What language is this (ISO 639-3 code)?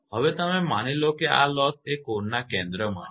guj